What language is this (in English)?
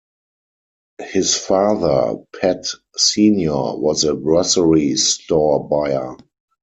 English